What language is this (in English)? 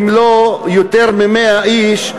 Hebrew